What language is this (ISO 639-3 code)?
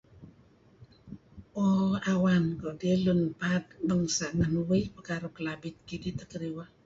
kzi